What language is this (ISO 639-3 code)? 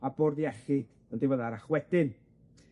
cym